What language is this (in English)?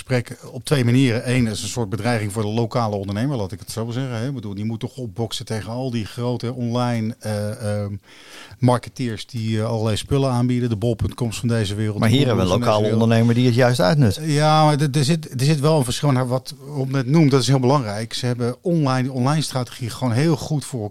Dutch